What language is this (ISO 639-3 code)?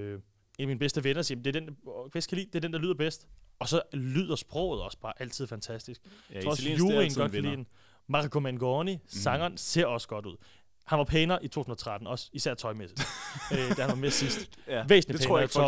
dan